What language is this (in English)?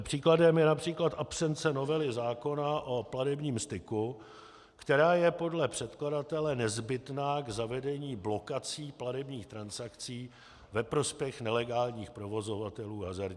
Czech